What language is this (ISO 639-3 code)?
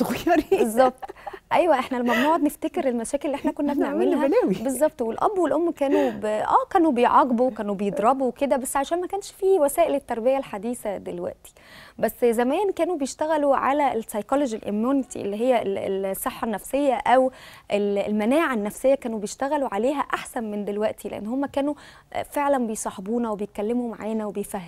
ara